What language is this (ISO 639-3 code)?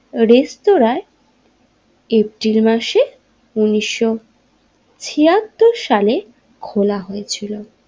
ben